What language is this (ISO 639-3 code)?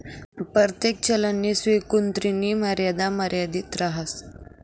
mar